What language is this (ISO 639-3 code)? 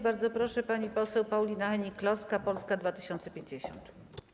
pol